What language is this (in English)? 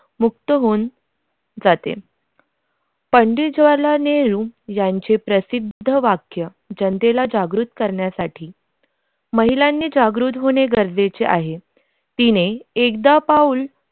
Marathi